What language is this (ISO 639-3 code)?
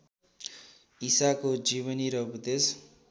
nep